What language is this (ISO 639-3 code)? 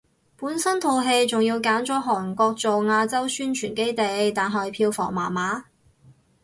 yue